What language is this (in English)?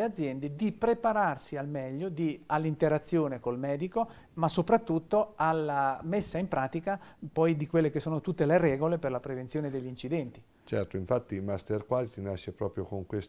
Italian